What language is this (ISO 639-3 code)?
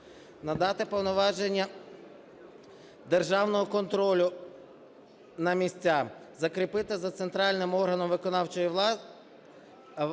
ukr